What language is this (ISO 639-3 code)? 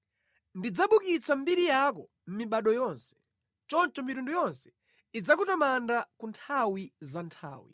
nya